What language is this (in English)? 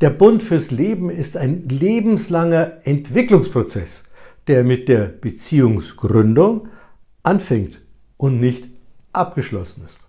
German